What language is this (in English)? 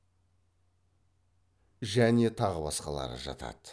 Kazakh